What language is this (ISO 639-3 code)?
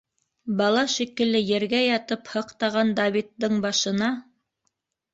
bak